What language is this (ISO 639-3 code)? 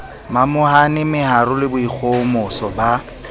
sot